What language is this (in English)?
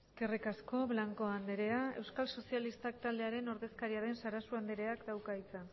Basque